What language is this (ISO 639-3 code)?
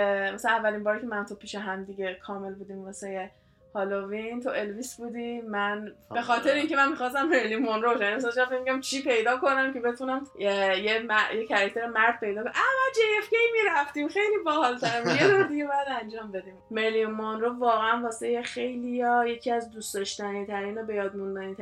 fas